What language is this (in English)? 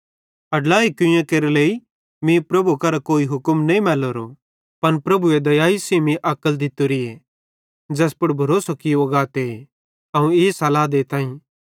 Bhadrawahi